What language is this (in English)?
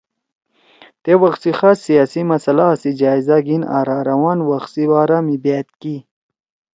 Torwali